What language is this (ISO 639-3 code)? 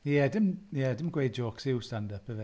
cym